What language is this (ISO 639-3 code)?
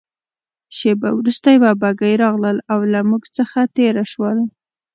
pus